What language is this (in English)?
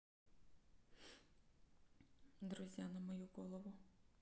Russian